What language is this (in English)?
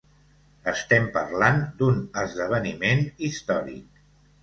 Catalan